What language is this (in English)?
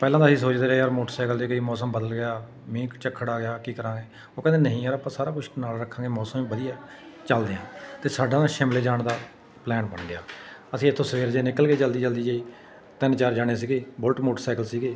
Punjabi